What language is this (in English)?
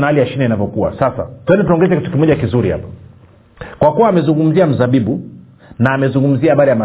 Swahili